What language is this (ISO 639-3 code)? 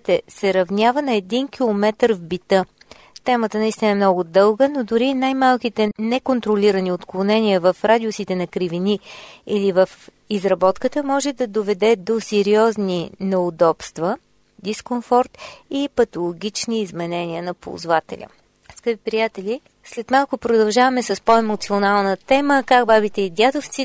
bul